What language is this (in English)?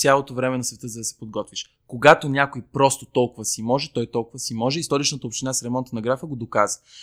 Bulgarian